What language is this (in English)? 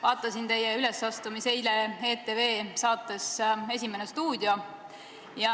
Estonian